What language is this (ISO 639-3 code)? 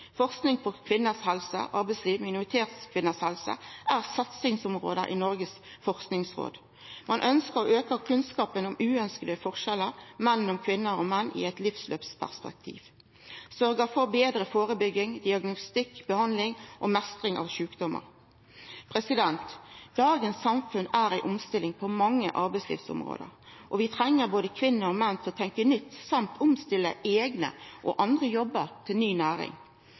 nno